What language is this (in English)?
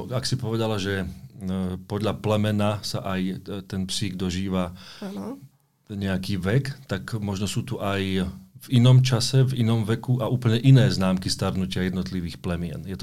Slovak